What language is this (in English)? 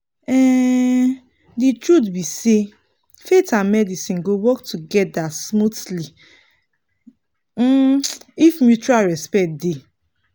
Nigerian Pidgin